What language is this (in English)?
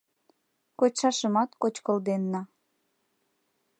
Mari